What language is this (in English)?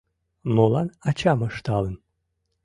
Mari